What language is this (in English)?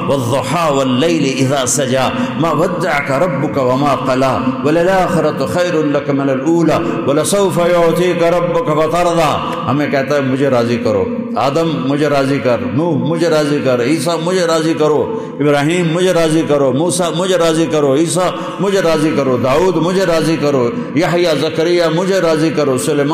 Arabic